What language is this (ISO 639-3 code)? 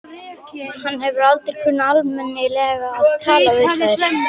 isl